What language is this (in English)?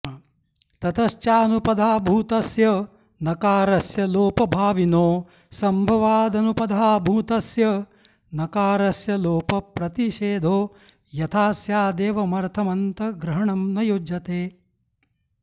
Sanskrit